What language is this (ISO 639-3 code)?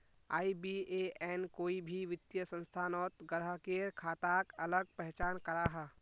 mag